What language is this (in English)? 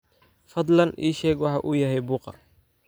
Somali